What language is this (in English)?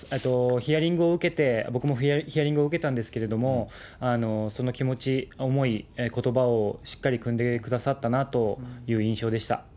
Japanese